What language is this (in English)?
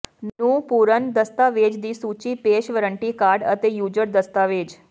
Punjabi